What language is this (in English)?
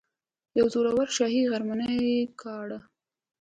Pashto